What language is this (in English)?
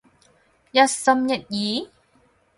Cantonese